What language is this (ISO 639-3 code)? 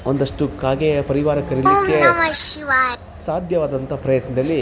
kan